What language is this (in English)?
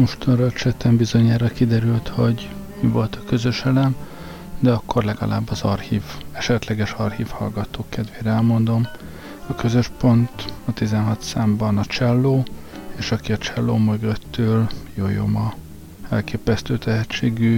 Hungarian